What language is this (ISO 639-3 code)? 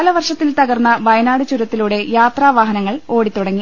mal